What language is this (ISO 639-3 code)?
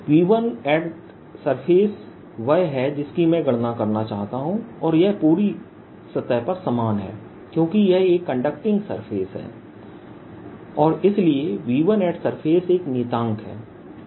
hin